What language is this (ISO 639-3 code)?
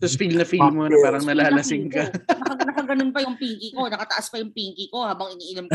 fil